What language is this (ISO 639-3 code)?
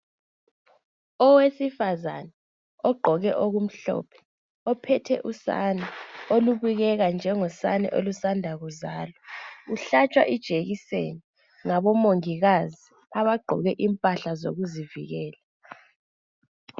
nde